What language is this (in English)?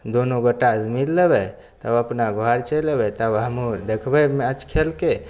Maithili